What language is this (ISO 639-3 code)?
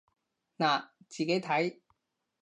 yue